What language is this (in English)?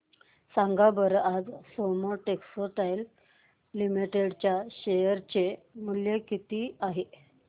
Marathi